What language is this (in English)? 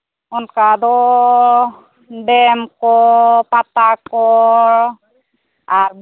Santali